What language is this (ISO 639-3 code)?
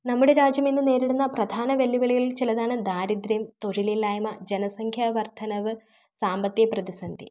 mal